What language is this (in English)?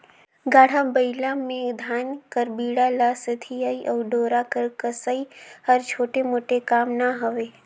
Chhattisgarhi